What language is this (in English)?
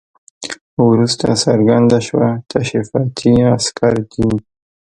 Pashto